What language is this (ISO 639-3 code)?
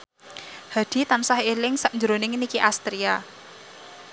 jav